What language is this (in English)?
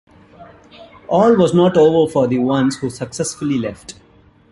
English